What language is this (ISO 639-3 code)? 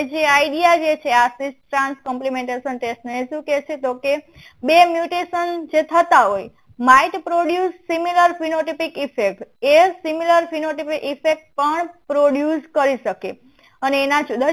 hin